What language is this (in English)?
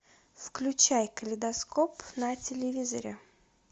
Russian